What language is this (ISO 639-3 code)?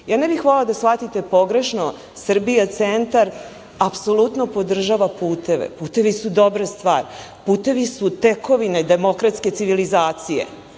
srp